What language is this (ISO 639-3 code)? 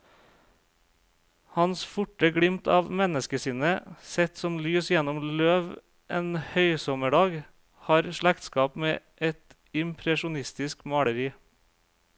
nor